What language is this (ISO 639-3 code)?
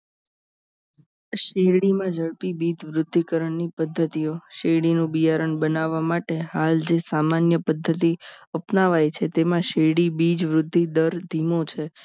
guj